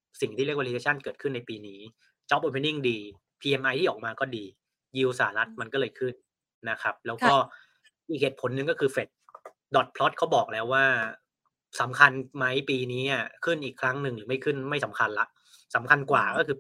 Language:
Thai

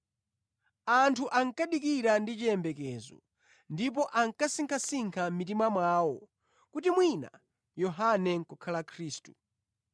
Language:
Nyanja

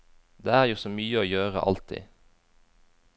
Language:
Norwegian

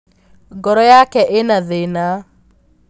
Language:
Kikuyu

